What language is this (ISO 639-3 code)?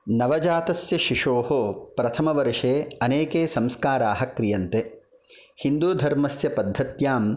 san